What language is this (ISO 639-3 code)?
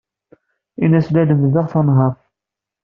kab